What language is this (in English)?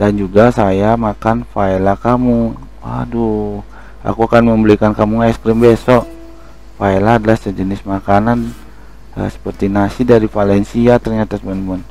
Indonesian